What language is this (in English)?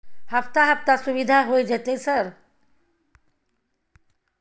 Maithili